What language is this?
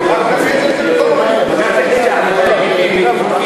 Hebrew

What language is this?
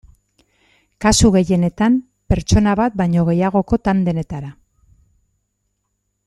Basque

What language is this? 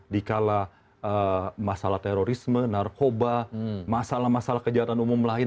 Indonesian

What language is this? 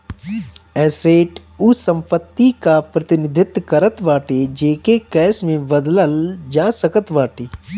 Bhojpuri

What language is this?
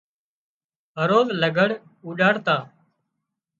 Wadiyara Koli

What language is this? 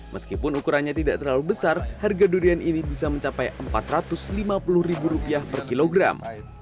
Indonesian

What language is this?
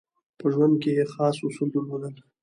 Pashto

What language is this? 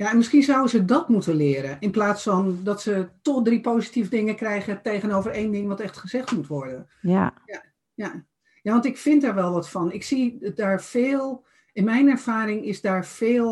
Dutch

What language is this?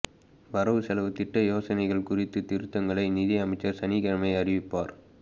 Tamil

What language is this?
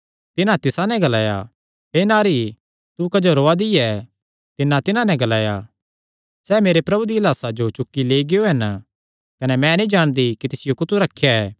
Kangri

